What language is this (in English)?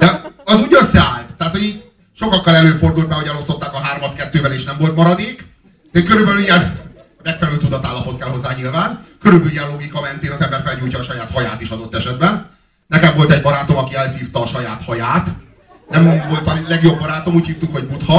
Hungarian